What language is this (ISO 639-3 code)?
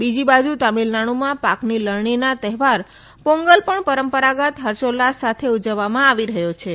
guj